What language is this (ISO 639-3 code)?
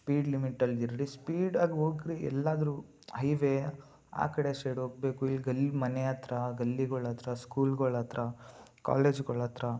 kan